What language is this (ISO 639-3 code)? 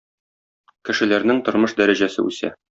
tat